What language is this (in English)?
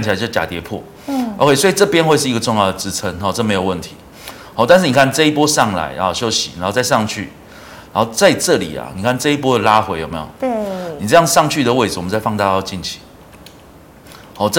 Chinese